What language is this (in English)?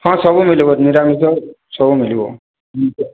Odia